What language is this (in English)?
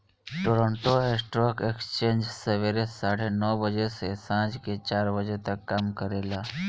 Bhojpuri